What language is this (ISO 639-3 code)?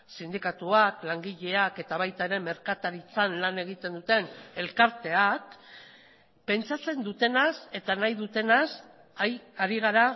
eus